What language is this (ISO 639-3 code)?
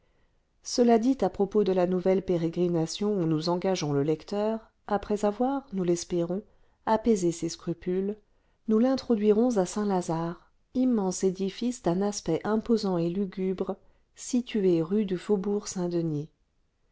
fra